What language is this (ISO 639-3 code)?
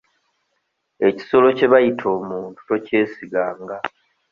lug